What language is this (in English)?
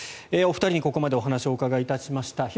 Japanese